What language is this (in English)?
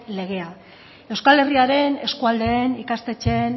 Basque